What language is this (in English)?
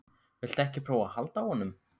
Icelandic